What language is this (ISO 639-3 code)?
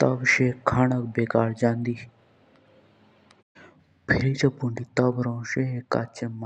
jns